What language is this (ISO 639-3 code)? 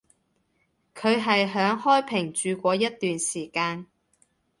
yue